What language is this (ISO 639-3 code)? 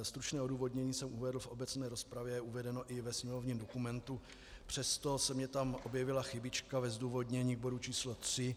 ces